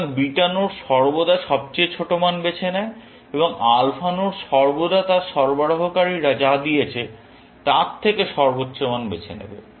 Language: Bangla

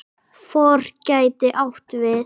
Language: Icelandic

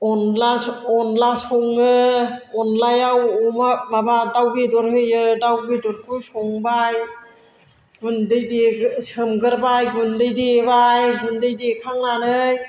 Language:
Bodo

